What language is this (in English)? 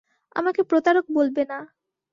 Bangla